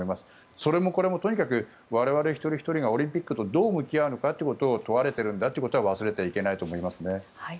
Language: Japanese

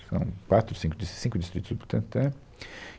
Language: Portuguese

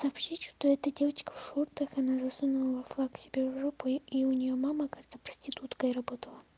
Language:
Russian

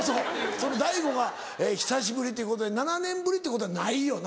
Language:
Japanese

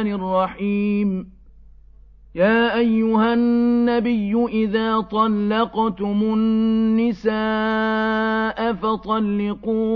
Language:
Arabic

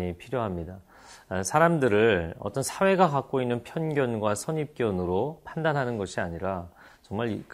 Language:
Korean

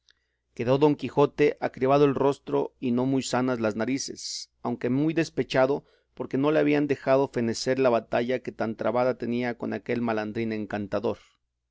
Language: Spanish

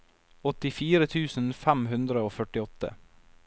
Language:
Norwegian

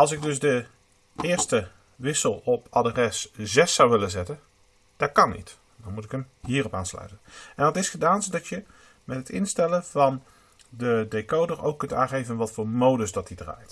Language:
Dutch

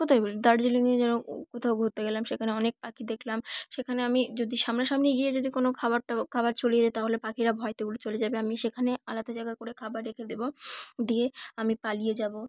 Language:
Bangla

